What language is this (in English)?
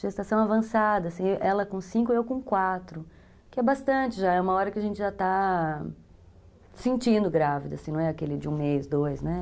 Portuguese